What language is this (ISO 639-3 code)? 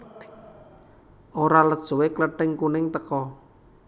jav